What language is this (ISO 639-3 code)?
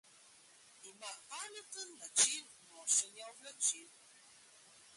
slv